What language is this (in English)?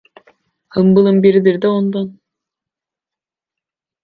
Turkish